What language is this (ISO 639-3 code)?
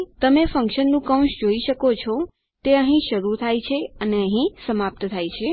guj